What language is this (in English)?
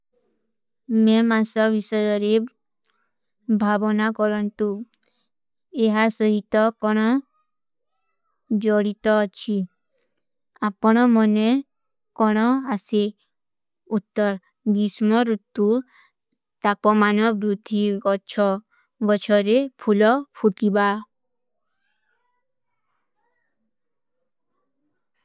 Kui (India)